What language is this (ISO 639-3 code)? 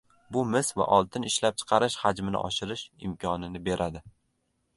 uzb